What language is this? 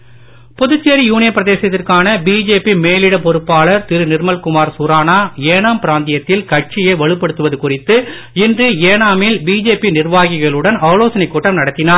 Tamil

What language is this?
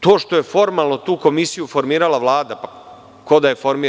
Serbian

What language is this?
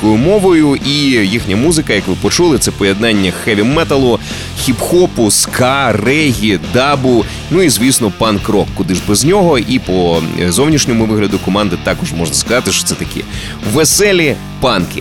Ukrainian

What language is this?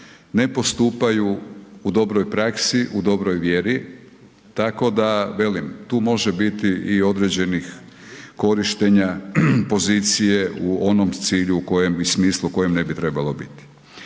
Croatian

